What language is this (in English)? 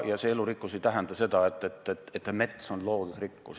Estonian